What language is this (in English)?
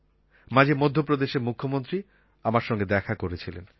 Bangla